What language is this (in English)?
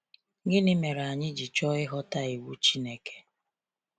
Igbo